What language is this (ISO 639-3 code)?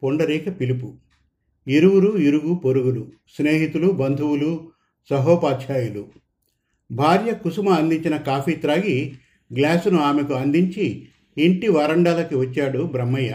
tel